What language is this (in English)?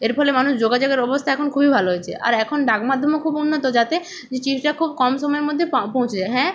Bangla